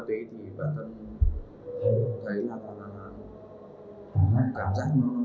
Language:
Vietnamese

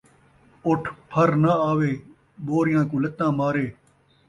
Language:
Saraiki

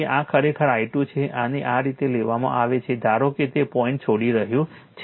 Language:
Gujarati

